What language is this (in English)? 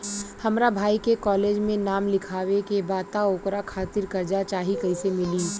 Bhojpuri